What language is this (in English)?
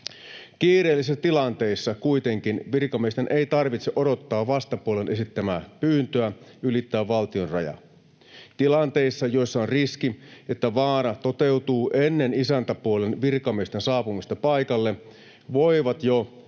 Finnish